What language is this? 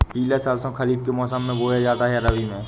Hindi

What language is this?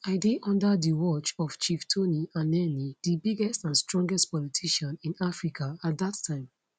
Nigerian Pidgin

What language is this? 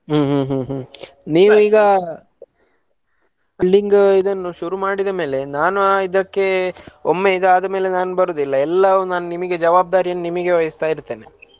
Kannada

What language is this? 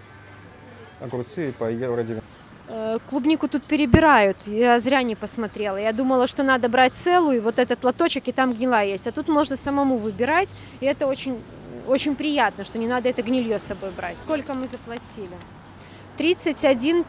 Russian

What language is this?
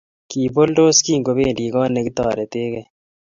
Kalenjin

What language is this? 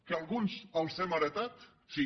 Catalan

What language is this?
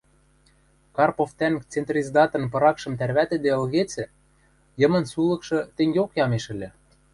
Western Mari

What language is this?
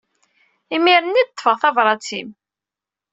Kabyle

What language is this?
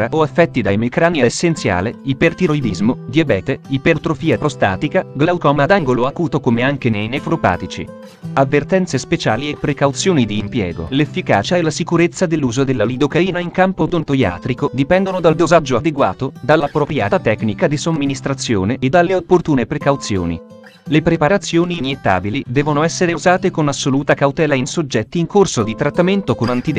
Italian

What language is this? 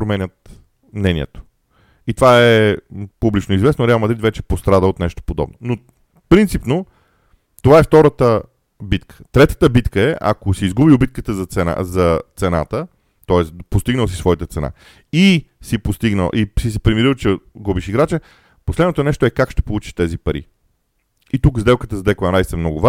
Bulgarian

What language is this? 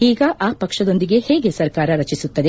Kannada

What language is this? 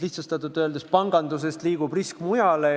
Estonian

